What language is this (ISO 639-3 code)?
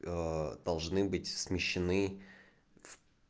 rus